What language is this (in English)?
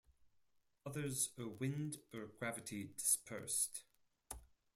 English